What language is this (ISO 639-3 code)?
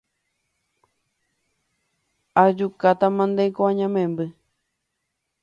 grn